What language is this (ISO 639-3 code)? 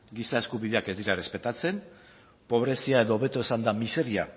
eus